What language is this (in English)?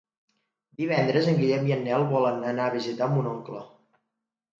Catalan